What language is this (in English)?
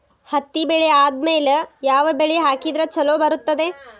Kannada